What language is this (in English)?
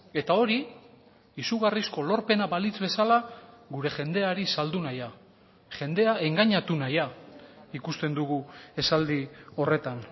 Basque